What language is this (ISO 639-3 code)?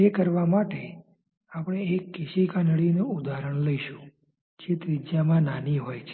guj